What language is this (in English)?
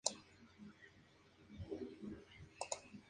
Spanish